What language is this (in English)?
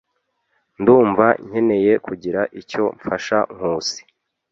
Kinyarwanda